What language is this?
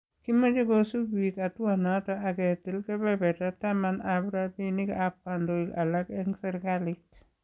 Kalenjin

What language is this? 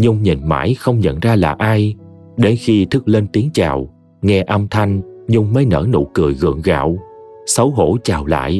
Vietnamese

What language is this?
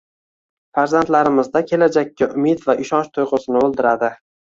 Uzbek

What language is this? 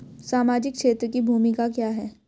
Hindi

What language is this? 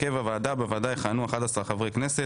Hebrew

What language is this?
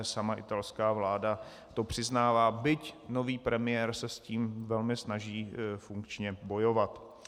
Czech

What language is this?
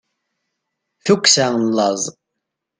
Kabyle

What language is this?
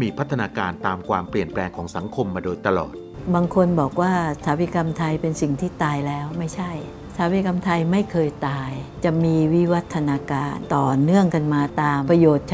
Thai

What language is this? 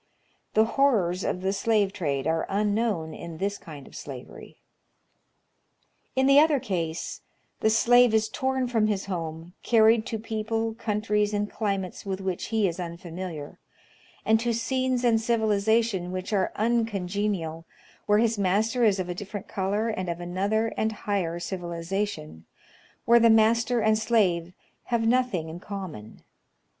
English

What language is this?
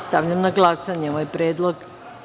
Serbian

